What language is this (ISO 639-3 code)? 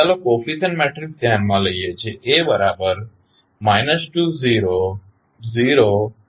guj